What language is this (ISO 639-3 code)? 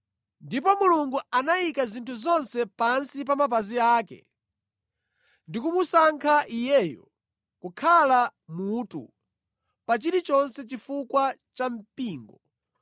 nya